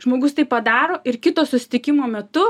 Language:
Lithuanian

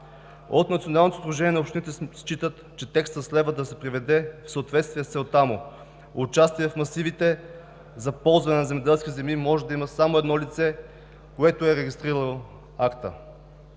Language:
Bulgarian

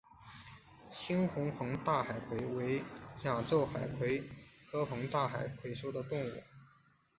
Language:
Chinese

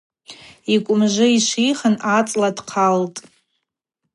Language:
Abaza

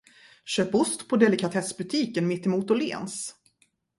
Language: Swedish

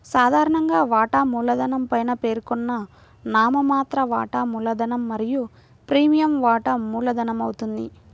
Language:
Telugu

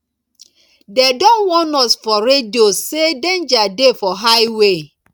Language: Nigerian Pidgin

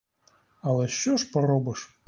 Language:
Ukrainian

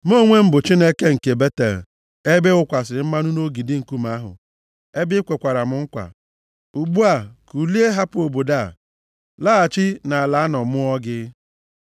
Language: Igbo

